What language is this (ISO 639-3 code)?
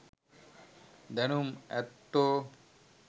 sin